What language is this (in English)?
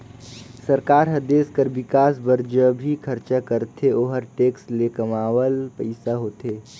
Chhattisgarhi